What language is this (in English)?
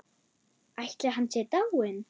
Icelandic